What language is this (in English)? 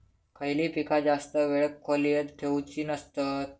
Marathi